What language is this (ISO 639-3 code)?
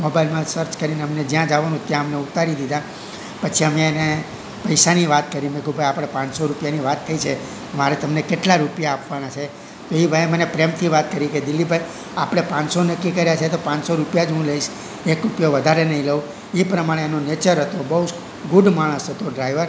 guj